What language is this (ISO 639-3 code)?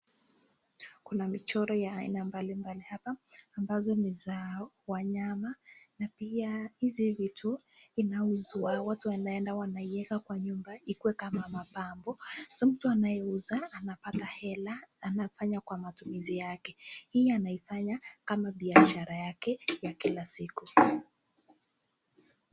swa